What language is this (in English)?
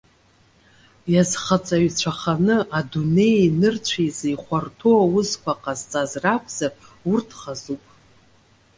Abkhazian